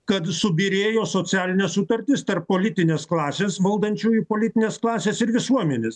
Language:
Lithuanian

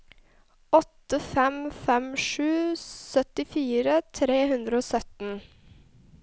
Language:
Norwegian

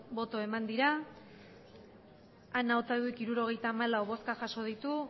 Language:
Basque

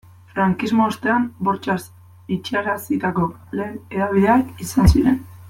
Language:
Basque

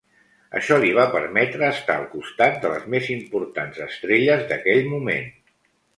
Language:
Catalan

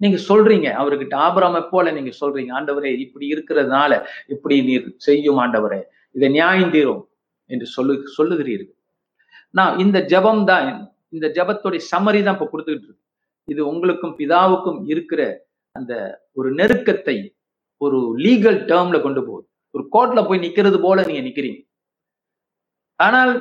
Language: Tamil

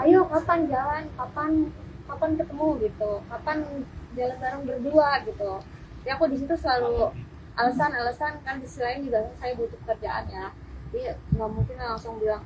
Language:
Indonesian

